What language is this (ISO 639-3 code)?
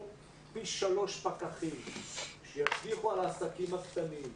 heb